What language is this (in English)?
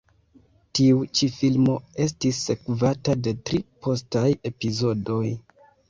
Esperanto